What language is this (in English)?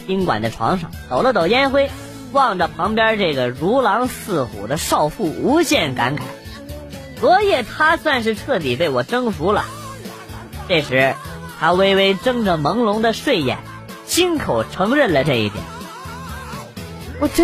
Chinese